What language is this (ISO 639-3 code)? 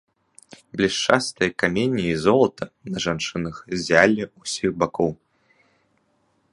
bel